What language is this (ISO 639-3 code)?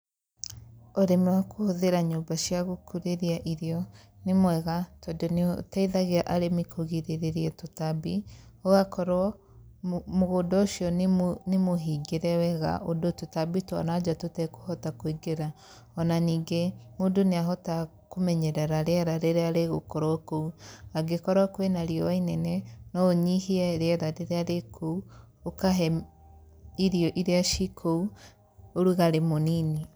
kik